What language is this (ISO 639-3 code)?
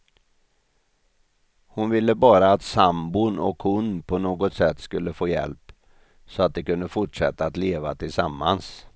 swe